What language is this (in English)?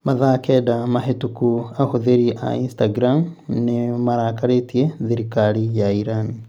Kikuyu